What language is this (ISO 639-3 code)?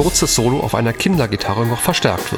deu